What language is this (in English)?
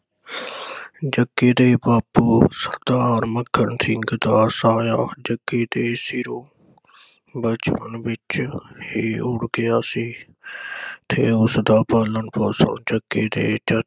Punjabi